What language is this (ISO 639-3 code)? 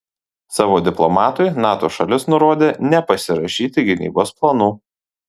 lit